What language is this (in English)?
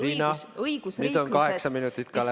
Estonian